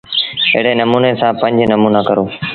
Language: Sindhi Bhil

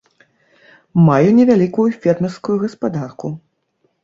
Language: Belarusian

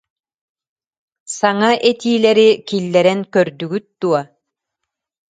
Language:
Yakut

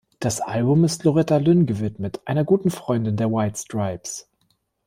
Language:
German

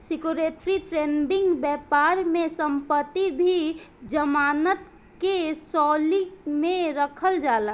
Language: Bhojpuri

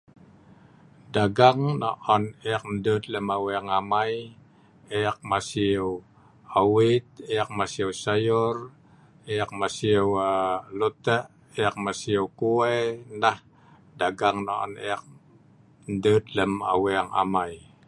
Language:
Sa'ban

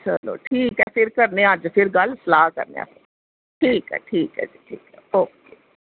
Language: Dogri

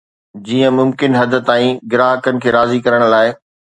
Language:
Sindhi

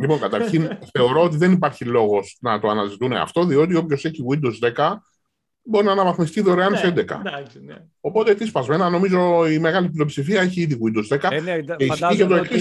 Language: Greek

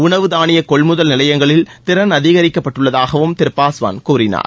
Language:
Tamil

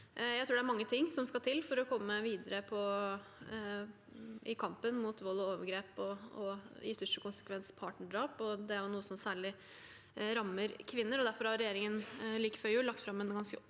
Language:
Norwegian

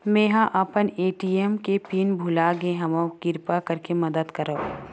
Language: Chhattisgarhi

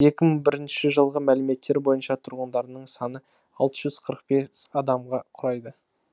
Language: Kazakh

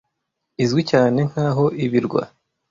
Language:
Kinyarwanda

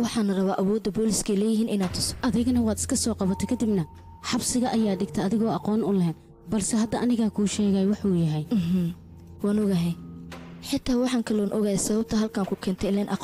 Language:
Arabic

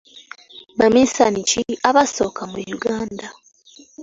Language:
Ganda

